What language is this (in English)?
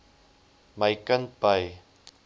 Afrikaans